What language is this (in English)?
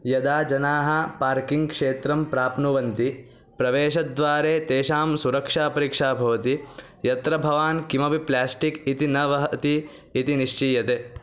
Sanskrit